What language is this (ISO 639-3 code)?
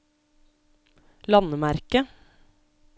nor